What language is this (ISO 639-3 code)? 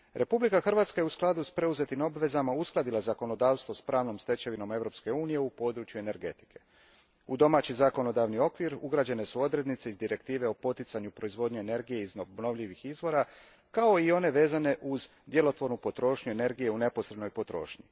hrv